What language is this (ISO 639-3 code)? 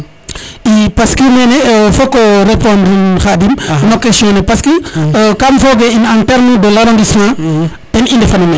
srr